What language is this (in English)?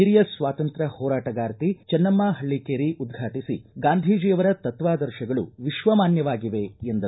Kannada